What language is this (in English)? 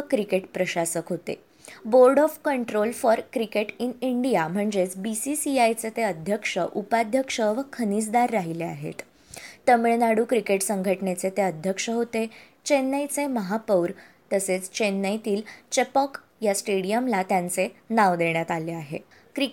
Marathi